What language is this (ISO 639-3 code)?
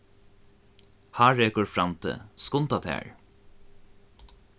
fao